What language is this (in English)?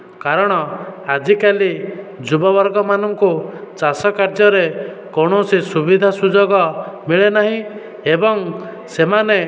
Odia